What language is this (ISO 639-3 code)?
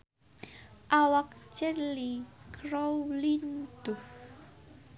sun